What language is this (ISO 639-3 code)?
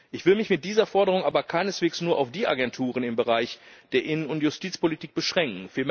deu